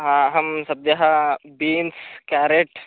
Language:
Sanskrit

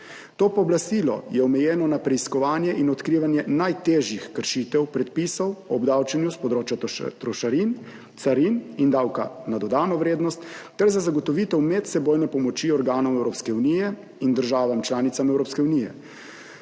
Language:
Slovenian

